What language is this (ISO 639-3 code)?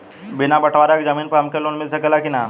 bho